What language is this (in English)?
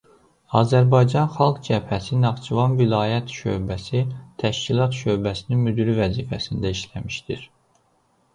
Azerbaijani